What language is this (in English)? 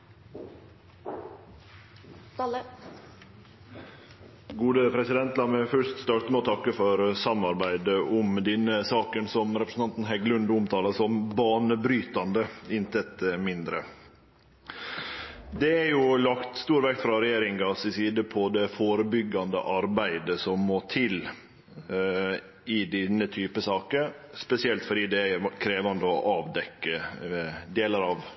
Norwegian Nynorsk